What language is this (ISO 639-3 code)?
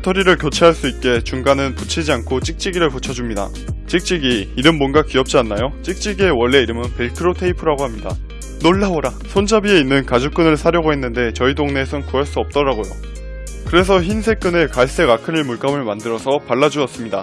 kor